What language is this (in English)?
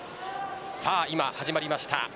Japanese